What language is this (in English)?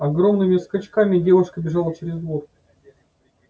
Russian